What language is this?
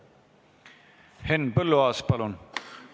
Estonian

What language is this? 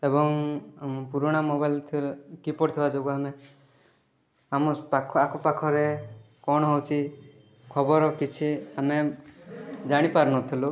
Odia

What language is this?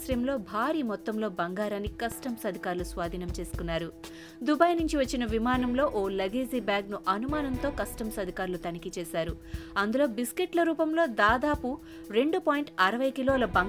Telugu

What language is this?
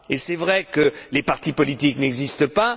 French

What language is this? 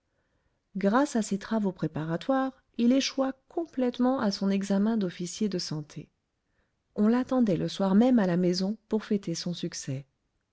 French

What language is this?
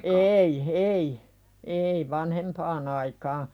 Finnish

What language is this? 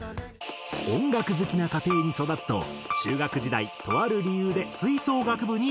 Japanese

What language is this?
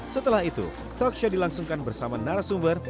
Indonesian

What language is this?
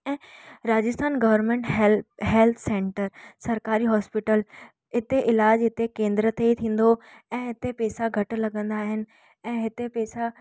Sindhi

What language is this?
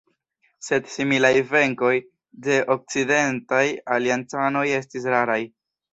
Esperanto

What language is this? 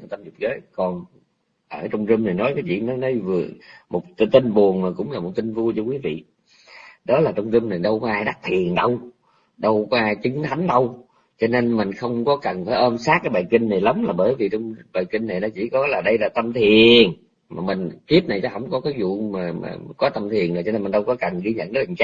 Vietnamese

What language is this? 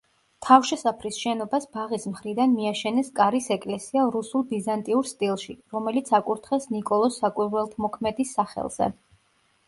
Georgian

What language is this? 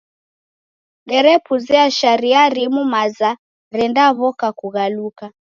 Taita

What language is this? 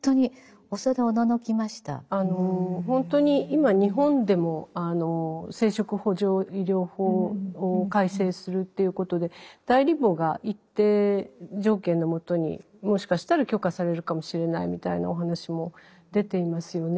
Japanese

